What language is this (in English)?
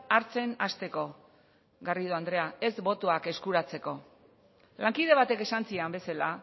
Basque